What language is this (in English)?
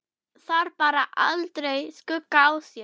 Icelandic